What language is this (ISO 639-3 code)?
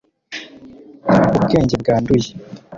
kin